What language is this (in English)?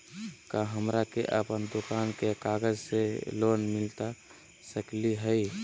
Magahi